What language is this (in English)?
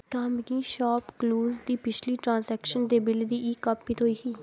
Dogri